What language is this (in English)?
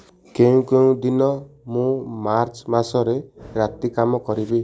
Odia